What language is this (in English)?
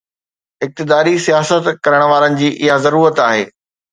Sindhi